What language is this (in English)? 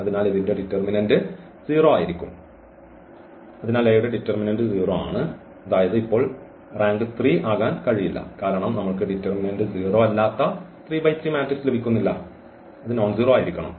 Malayalam